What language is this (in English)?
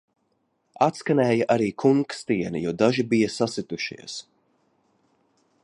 Latvian